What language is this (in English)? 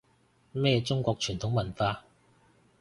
Cantonese